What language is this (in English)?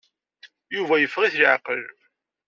Kabyle